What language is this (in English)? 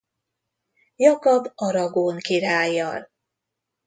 Hungarian